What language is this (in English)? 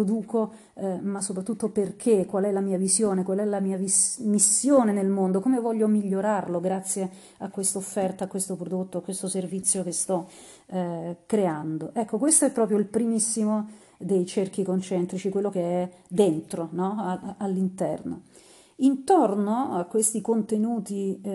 Italian